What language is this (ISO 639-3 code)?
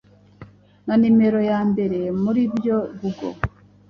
kin